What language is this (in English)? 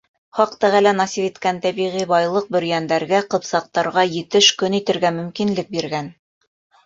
Bashkir